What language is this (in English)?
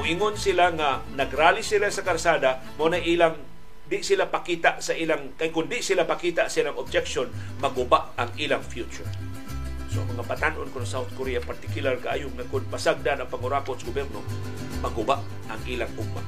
Filipino